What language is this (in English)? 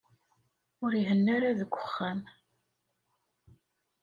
Kabyle